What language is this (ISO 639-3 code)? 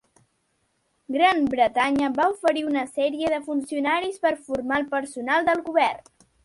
cat